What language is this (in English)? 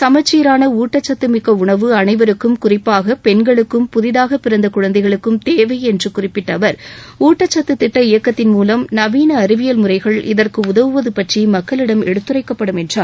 Tamil